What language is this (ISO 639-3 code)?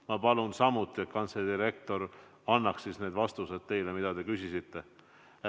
est